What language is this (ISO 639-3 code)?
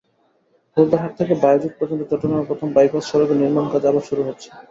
ben